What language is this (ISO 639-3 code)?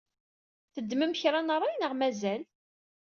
kab